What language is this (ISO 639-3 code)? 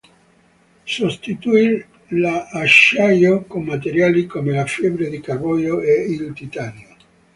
ita